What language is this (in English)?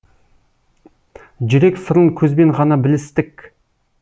Kazakh